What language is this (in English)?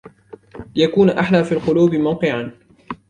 Arabic